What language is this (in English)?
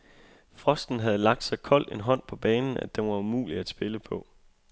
Danish